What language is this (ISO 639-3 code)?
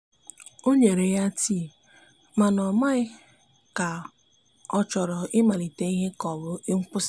ibo